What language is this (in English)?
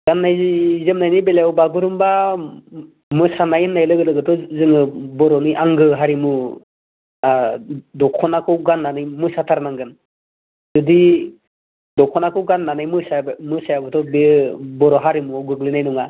Bodo